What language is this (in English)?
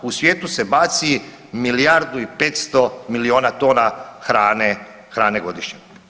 Croatian